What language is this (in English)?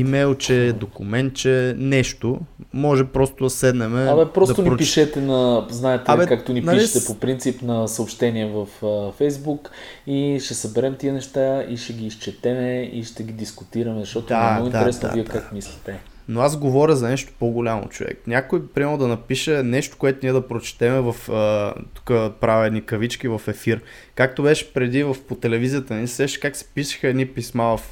Bulgarian